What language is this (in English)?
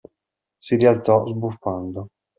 Italian